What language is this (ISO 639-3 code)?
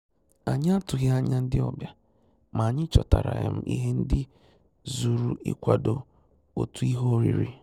ibo